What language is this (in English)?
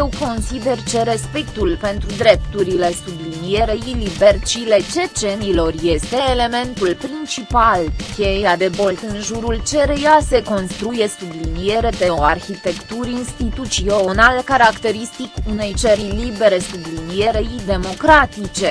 Romanian